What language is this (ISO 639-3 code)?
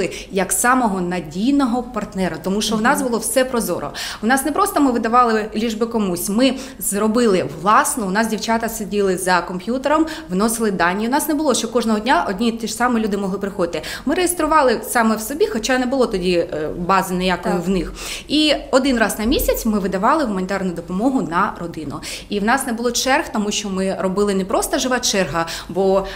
ukr